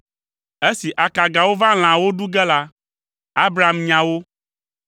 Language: Ewe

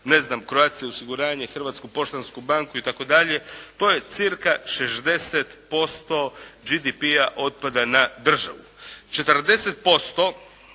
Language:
Croatian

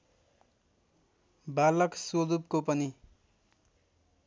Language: Nepali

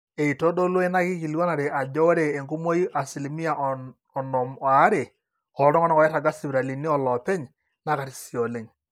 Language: Masai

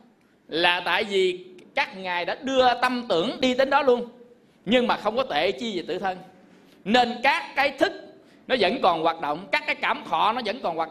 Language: Vietnamese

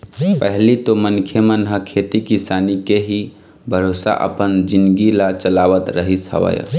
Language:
Chhattisgarhi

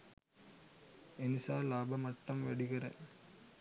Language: Sinhala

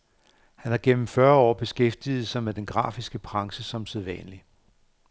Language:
Danish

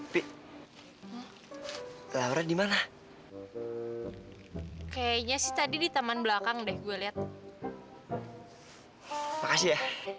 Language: Indonesian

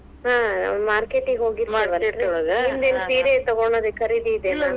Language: Kannada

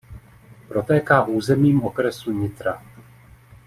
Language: Czech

